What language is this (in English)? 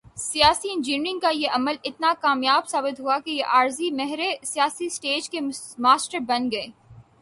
Urdu